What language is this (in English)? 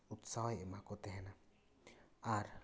Santali